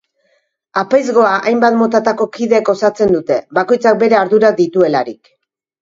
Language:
Basque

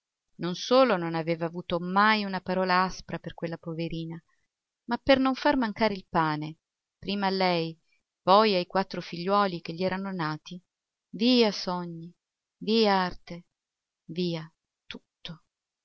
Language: Italian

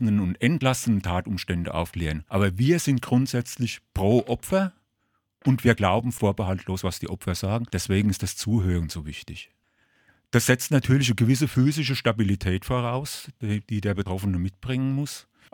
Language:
German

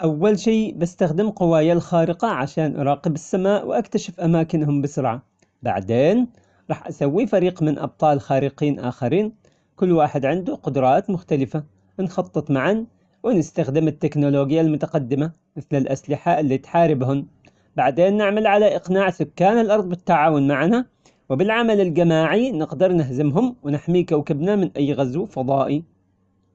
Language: Omani Arabic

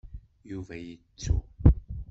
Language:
Kabyle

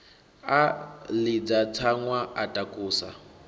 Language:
Venda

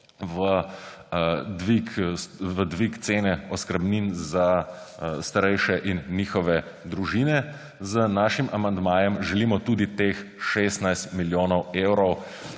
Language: Slovenian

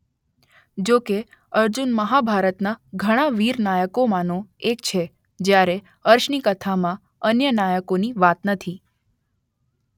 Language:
Gujarati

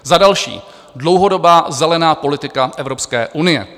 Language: Czech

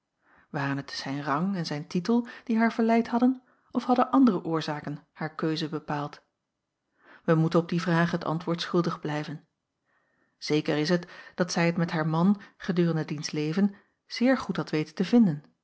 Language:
Dutch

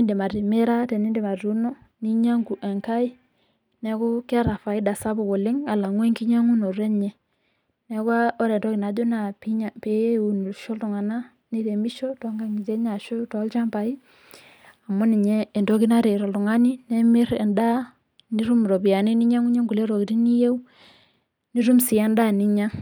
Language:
Masai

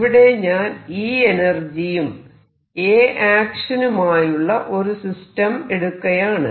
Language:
Malayalam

